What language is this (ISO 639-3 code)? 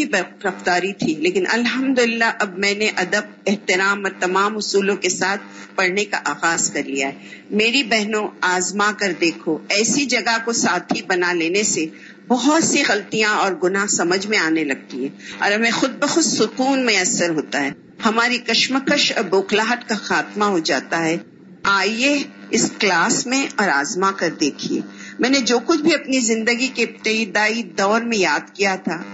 urd